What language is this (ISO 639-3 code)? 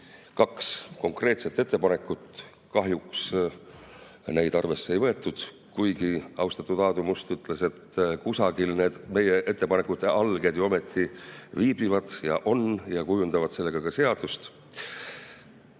est